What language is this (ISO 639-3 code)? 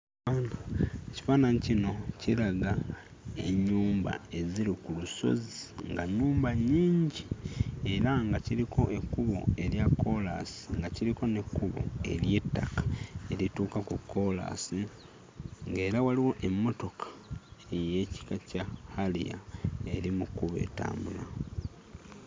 lug